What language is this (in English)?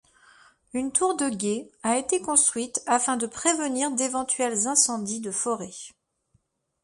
French